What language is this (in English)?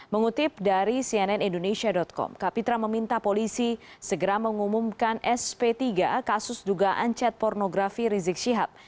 Indonesian